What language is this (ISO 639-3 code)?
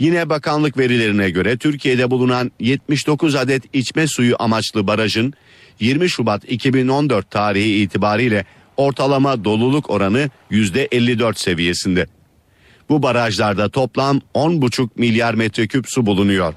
tur